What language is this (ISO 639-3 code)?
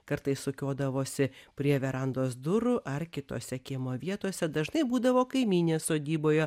lit